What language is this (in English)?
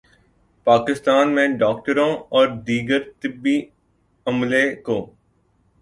Urdu